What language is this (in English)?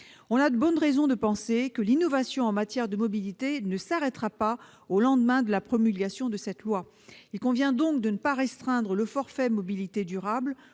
French